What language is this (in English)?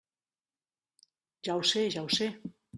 Catalan